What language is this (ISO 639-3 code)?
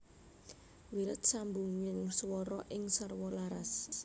jav